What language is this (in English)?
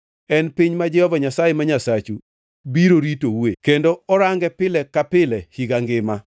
Luo (Kenya and Tanzania)